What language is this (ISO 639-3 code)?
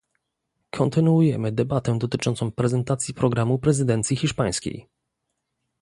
pol